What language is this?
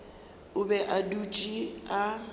Northern Sotho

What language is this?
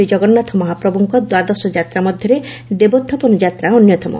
Odia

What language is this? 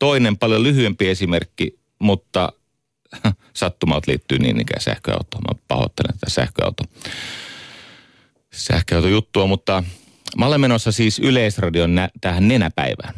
Finnish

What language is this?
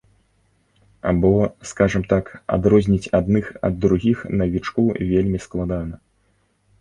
Belarusian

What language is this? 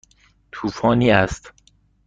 Persian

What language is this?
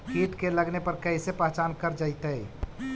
Magahi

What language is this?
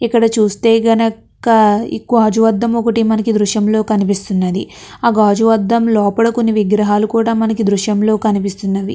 Telugu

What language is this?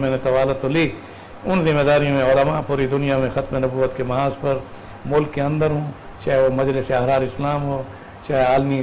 Urdu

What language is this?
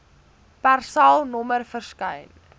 Afrikaans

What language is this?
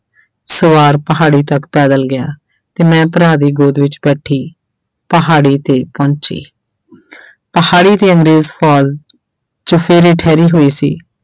Punjabi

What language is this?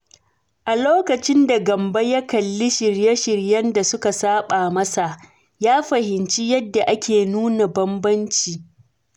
Hausa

